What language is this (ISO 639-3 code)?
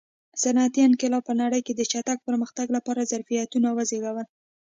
pus